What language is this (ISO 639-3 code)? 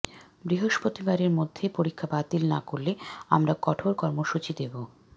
ben